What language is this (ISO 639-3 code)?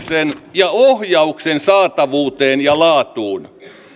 fin